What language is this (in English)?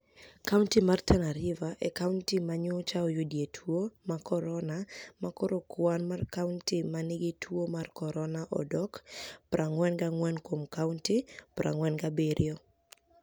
Luo (Kenya and Tanzania)